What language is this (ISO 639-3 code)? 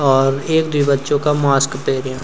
gbm